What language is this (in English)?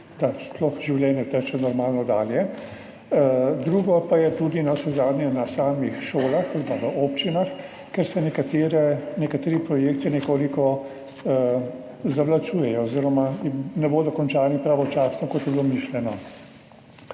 Slovenian